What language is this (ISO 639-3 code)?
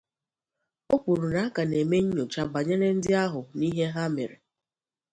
ibo